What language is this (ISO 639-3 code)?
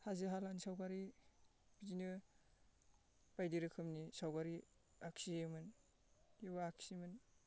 brx